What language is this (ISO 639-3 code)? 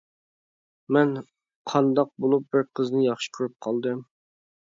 uig